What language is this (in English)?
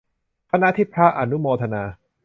Thai